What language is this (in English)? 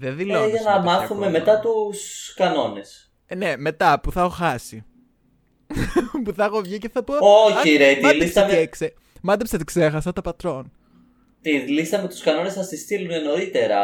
Greek